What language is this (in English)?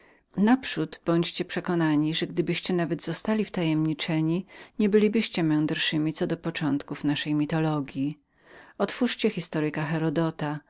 Polish